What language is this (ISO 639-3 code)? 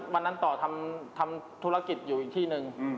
tha